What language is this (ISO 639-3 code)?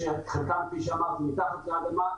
heb